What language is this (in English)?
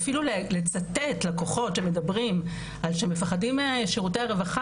Hebrew